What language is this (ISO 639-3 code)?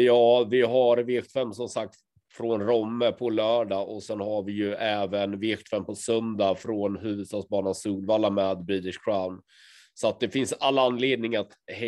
swe